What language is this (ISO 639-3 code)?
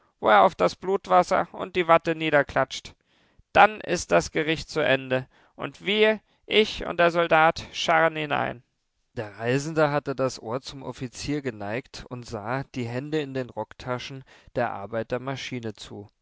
deu